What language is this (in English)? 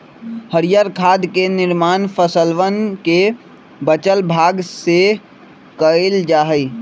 Magahi